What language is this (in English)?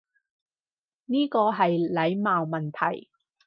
Cantonese